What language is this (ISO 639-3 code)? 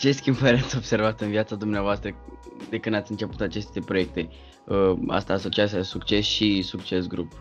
ron